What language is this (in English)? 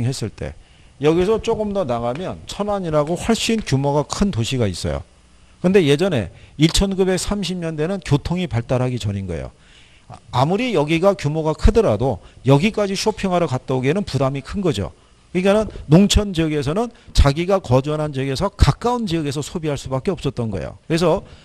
Korean